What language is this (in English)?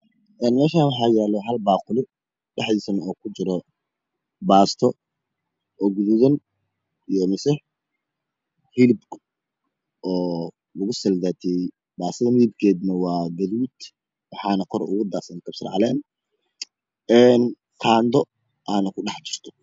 Somali